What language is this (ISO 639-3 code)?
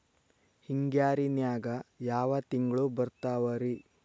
kan